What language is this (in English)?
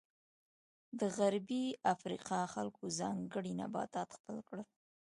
Pashto